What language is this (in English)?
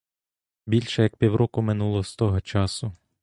Ukrainian